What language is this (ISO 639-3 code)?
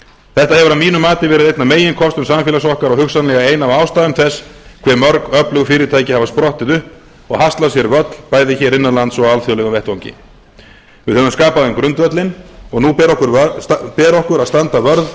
isl